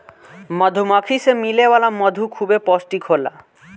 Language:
Bhojpuri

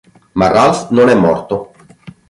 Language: Italian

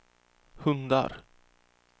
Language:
Swedish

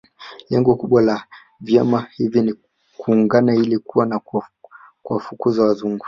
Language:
Swahili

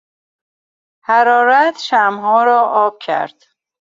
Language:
Persian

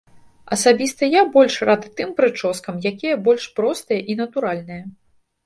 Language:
Belarusian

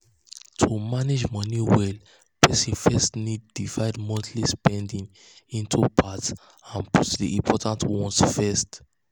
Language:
Nigerian Pidgin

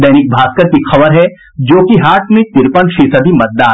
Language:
Hindi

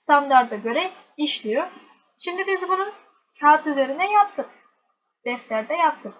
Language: Turkish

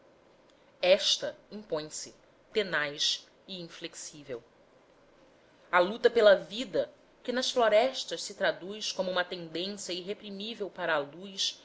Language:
Portuguese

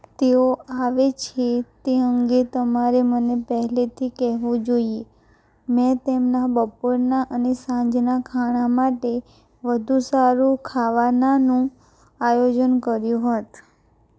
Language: Gujarati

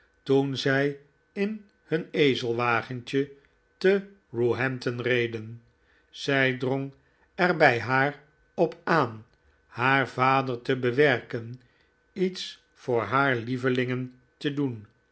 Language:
Dutch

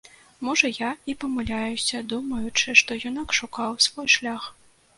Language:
Belarusian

